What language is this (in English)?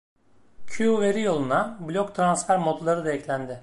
Turkish